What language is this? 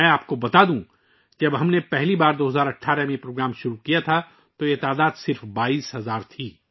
Urdu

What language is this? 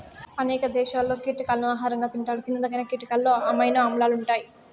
Telugu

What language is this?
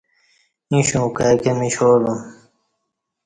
Kati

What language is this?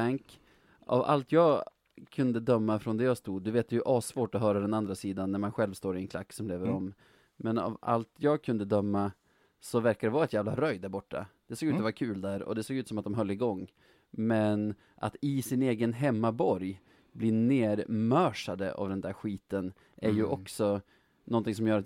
Swedish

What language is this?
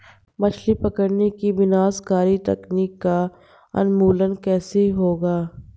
Hindi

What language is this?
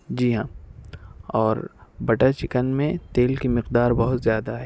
Urdu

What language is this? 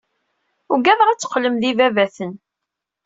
Kabyle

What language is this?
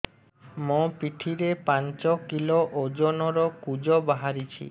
Odia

